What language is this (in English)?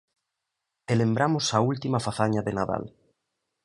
Galician